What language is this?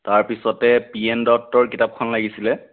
Assamese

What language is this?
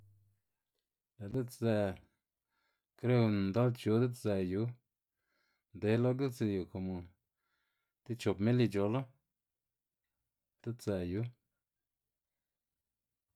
Xanaguía Zapotec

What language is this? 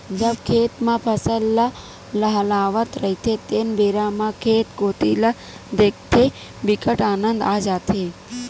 Chhattisgarhi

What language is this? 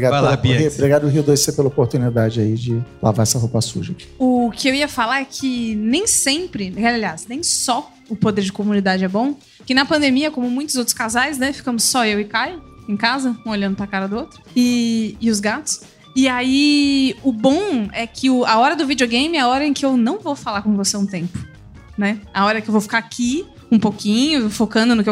Portuguese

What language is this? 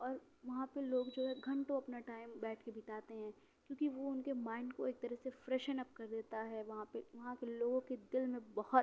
Urdu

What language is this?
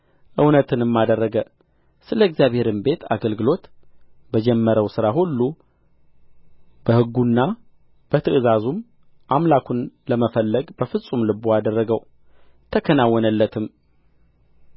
Amharic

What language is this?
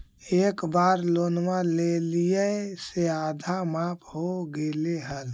Magahi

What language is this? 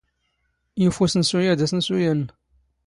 Standard Moroccan Tamazight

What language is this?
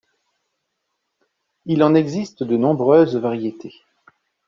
French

